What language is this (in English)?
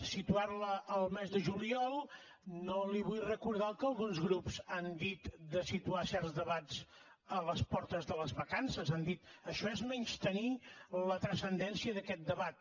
Catalan